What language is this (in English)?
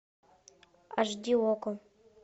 Russian